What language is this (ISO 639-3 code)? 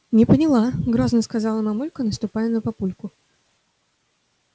rus